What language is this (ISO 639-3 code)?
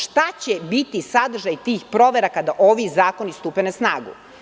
srp